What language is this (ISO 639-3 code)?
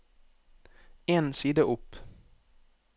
nor